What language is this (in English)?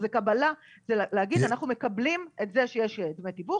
Hebrew